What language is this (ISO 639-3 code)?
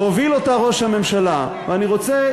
heb